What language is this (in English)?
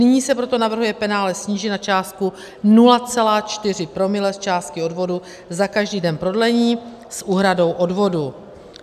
Czech